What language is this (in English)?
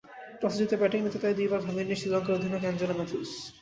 Bangla